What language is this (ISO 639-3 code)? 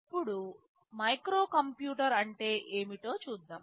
tel